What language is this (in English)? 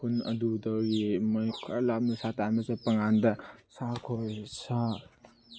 Manipuri